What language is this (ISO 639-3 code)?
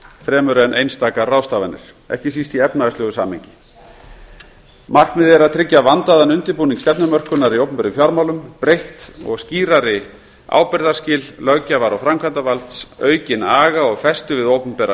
isl